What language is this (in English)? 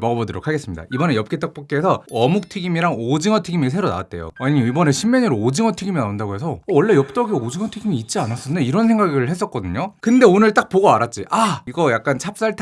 Korean